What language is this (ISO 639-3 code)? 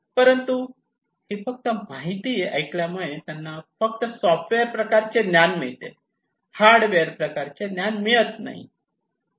mar